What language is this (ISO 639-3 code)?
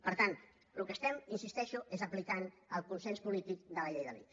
cat